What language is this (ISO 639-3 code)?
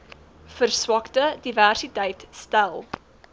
afr